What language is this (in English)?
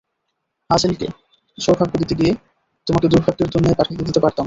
Bangla